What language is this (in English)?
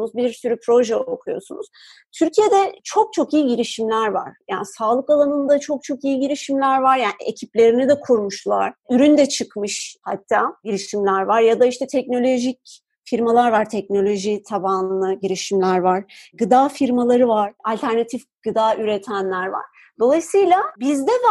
Turkish